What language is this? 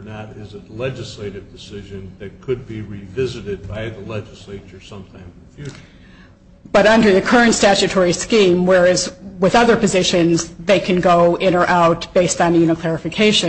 English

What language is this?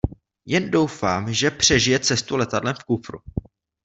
Czech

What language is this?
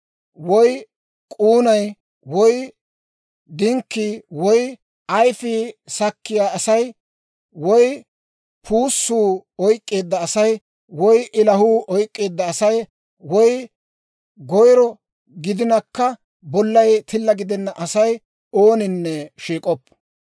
Dawro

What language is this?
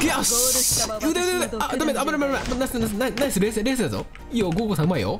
Japanese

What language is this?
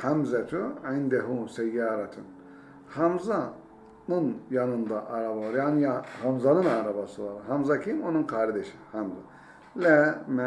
Turkish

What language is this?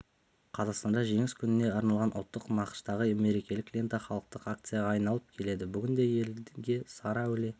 Kazakh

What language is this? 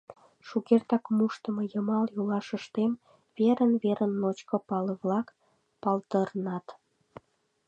Mari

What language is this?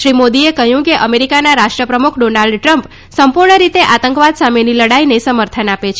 Gujarati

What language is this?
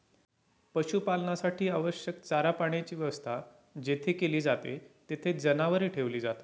Marathi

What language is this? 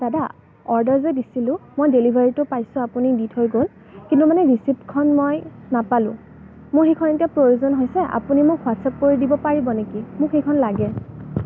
Assamese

